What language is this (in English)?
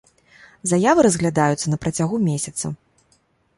Belarusian